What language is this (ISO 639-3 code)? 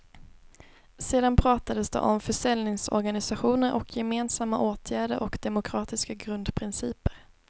swe